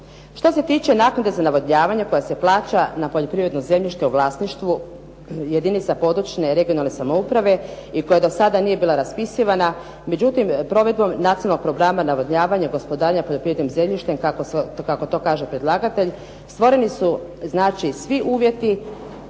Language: Croatian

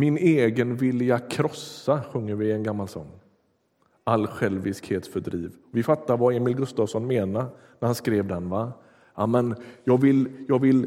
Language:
Swedish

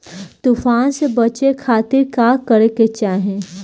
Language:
Bhojpuri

